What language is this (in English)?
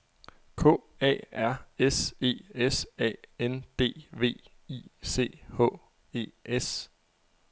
Danish